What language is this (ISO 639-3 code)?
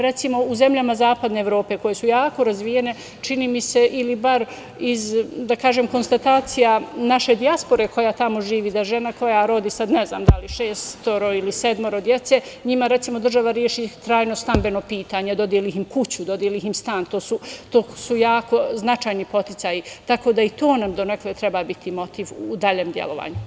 srp